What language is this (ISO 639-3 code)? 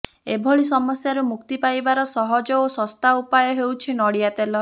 ori